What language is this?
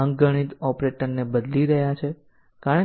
Gujarati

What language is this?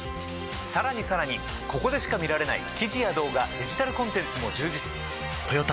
Japanese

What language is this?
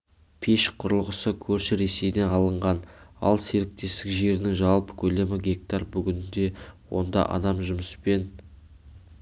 Kazakh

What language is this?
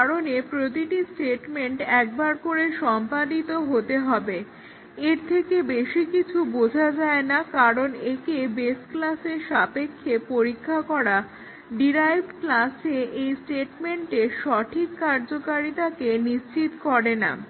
Bangla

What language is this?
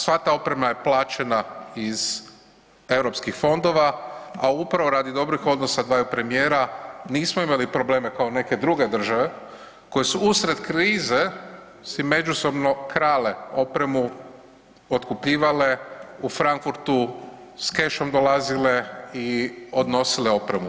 Croatian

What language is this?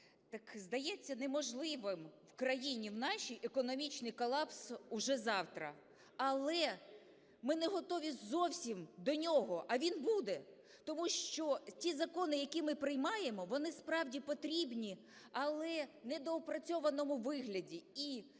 Ukrainian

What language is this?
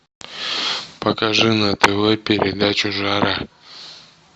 Russian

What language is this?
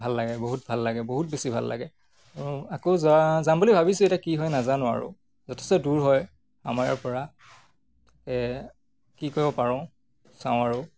Assamese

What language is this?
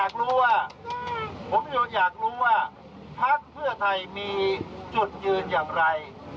Thai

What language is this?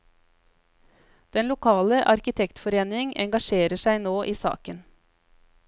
Norwegian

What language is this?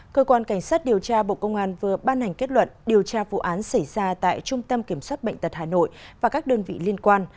Vietnamese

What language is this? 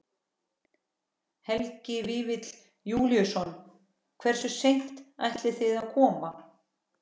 Icelandic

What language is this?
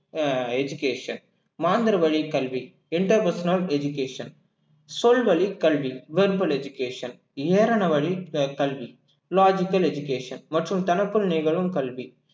Tamil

